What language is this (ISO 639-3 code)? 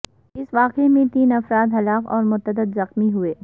urd